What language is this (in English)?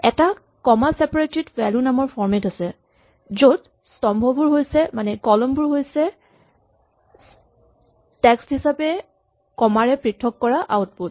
Assamese